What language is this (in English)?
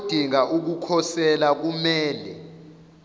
Zulu